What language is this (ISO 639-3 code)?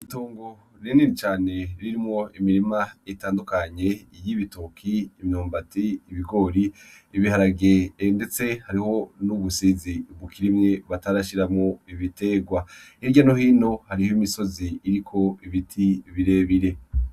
run